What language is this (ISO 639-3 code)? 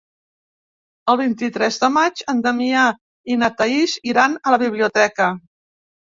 cat